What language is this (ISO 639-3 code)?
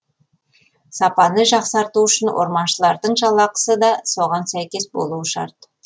kaz